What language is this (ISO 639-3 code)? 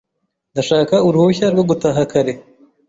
kin